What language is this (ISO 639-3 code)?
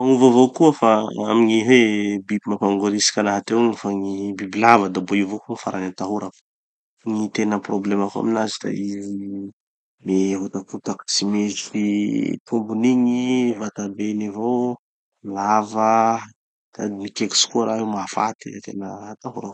txy